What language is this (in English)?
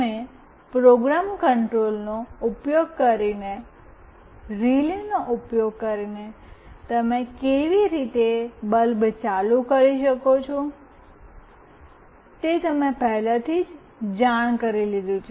Gujarati